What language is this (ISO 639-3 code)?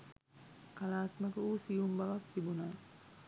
sin